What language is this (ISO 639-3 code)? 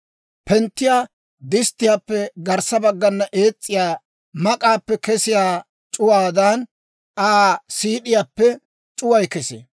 dwr